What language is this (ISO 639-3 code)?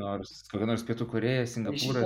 lit